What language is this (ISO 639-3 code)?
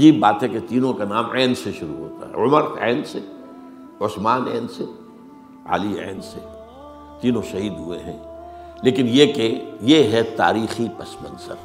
urd